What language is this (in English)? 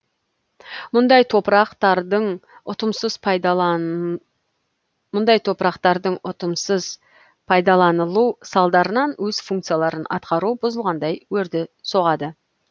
Kazakh